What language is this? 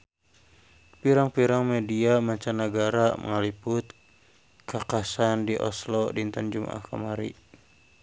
Sundanese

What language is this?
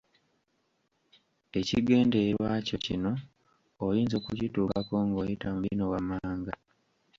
Ganda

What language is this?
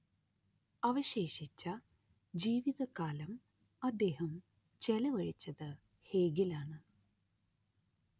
Malayalam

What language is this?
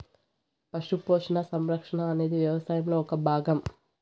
Telugu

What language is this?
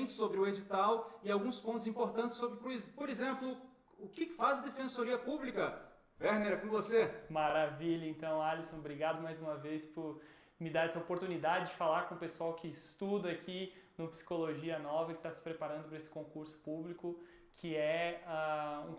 Portuguese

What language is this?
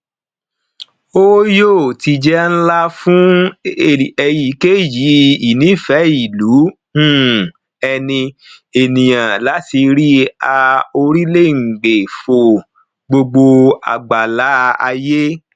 Yoruba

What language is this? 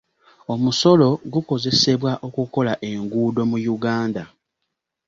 Ganda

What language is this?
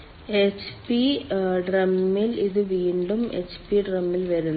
Malayalam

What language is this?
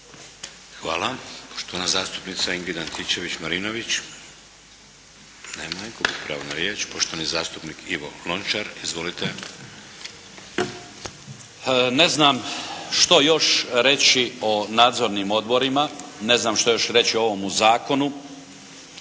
Croatian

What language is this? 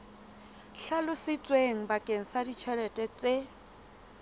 Southern Sotho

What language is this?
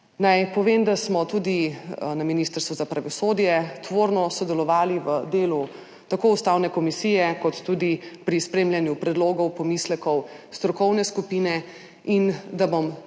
Slovenian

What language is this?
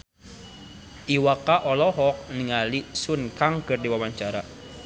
Sundanese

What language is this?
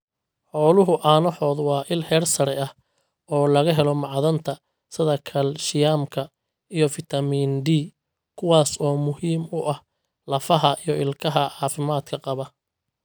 Somali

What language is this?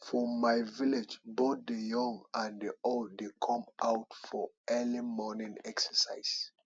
Nigerian Pidgin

